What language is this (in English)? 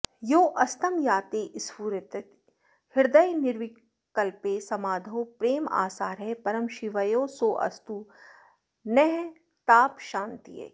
Sanskrit